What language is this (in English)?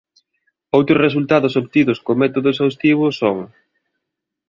Galician